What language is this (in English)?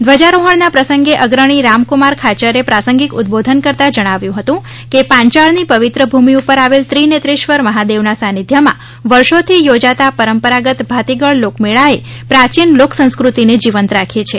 Gujarati